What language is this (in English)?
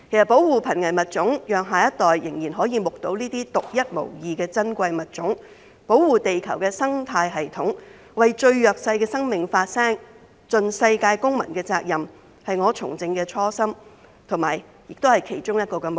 Cantonese